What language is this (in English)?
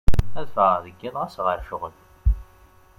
Kabyle